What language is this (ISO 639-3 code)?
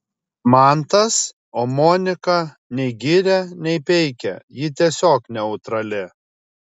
lit